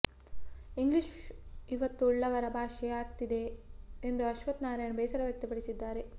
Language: Kannada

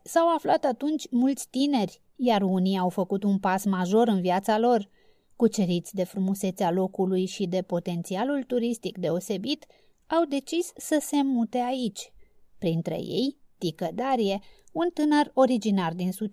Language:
Romanian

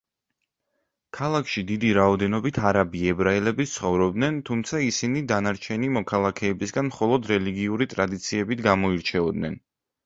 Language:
Georgian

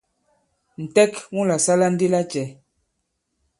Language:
Bankon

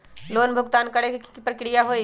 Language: Magahi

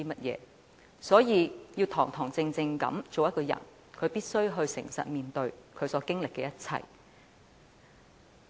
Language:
Cantonese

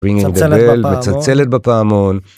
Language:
Hebrew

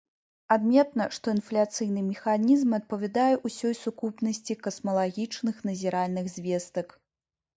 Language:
Belarusian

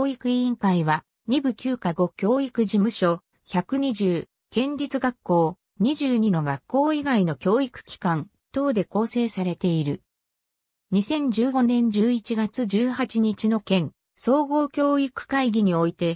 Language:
Japanese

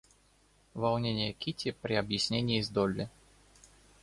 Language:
Russian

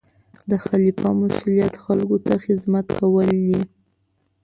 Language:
Pashto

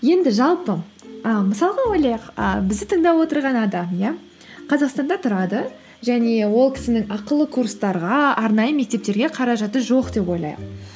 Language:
Kazakh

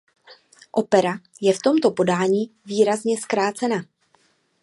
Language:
Czech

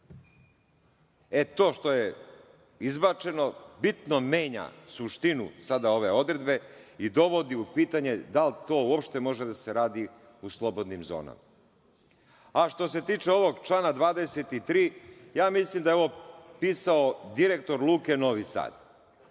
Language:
Serbian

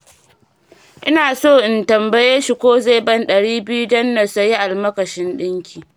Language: Hausa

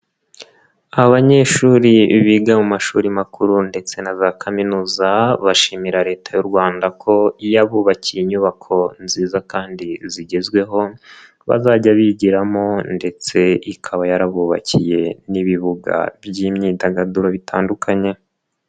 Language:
Kinyarwanda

